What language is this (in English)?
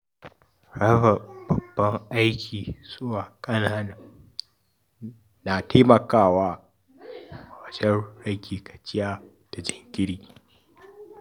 Hausa